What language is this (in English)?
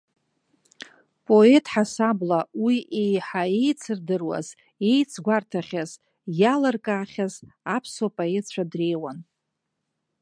Abkhazian